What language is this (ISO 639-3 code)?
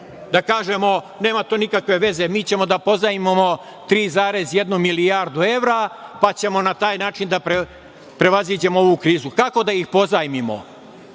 srp